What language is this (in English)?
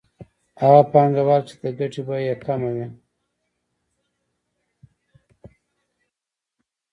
Pashto